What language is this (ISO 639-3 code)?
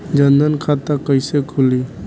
bho